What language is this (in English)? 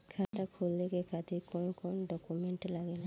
Bhojpuri